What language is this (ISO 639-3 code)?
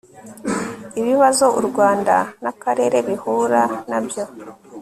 kin